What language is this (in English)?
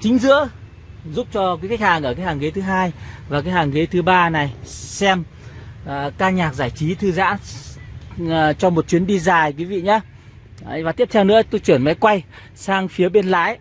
Vietnamese